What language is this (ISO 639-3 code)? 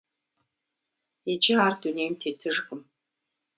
kbd